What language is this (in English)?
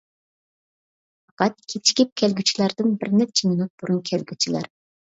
Uyghur